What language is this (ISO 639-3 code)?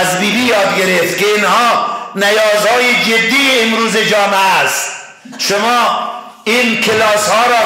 fas